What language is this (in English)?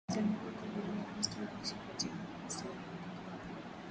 Swahili